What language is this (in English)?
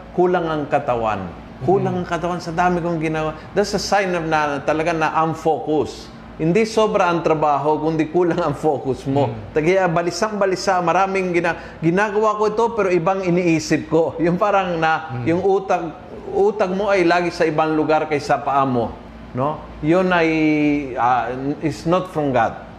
Filipino